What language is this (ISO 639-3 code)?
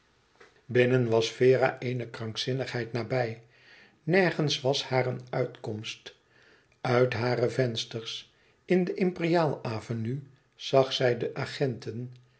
nld